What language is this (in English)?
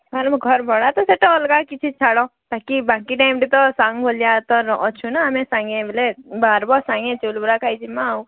Odia